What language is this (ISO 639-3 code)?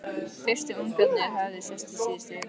isl